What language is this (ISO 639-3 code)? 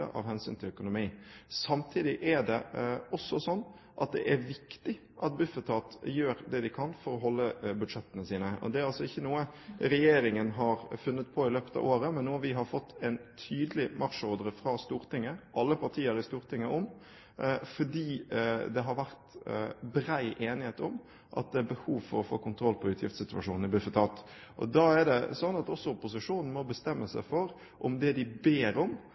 nob